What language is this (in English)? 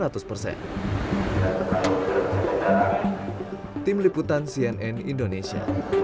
Indonesian